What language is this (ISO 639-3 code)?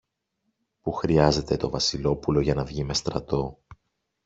ell